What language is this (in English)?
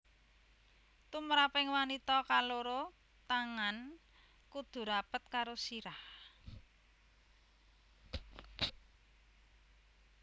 Javanese